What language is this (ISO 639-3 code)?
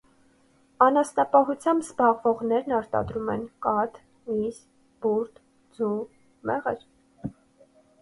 hye